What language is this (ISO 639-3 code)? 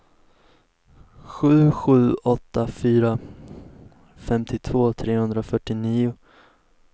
swe